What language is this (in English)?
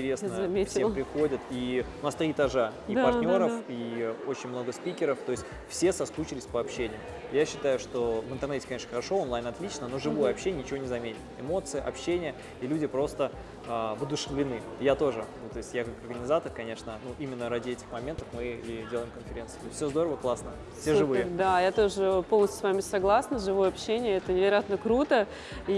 Russian